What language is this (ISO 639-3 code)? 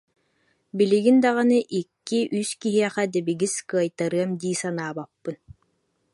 sah